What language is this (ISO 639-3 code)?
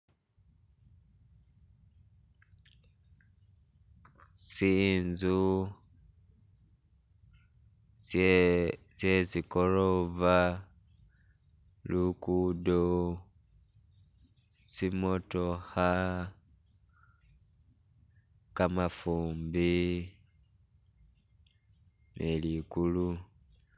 myx